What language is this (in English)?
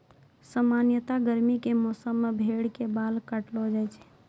Maithili